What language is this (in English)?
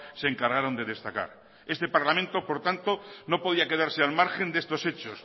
Spanish